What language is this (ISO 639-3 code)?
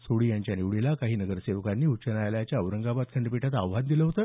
mar